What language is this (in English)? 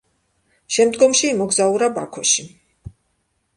Georgian